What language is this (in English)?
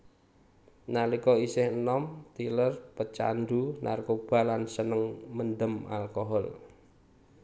Javanese